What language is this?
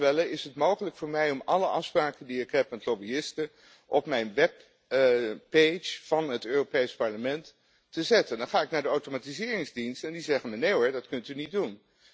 Dutch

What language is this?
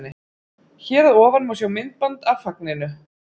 Icelandic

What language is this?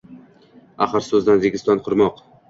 Uzbek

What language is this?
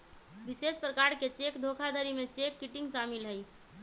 Magahi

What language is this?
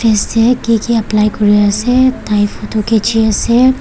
Naga Pidgin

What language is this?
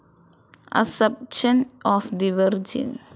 Malayalam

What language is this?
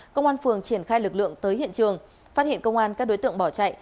Vietnamese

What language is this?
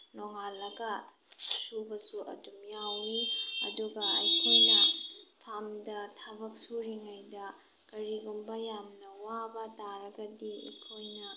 Manipuri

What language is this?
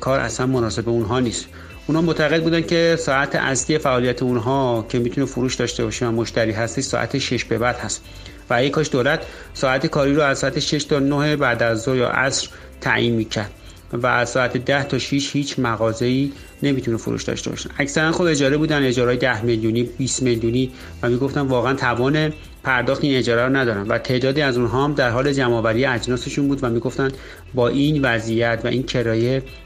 Persian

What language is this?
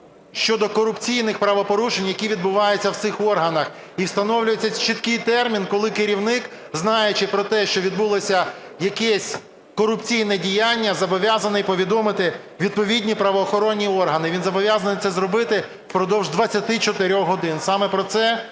Ukrainian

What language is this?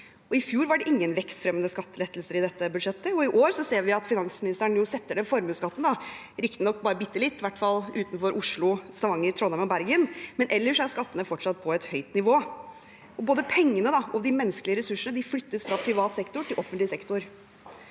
Norwegian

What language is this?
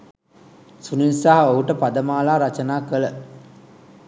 Sinhala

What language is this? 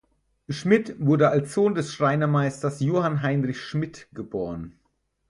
German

